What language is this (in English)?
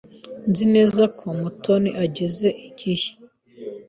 Kinyarwanda